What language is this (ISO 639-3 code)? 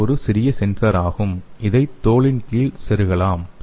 tam